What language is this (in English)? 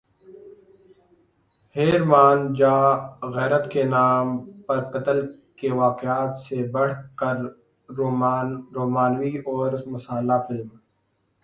Urdu